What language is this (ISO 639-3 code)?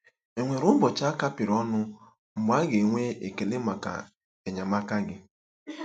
ibo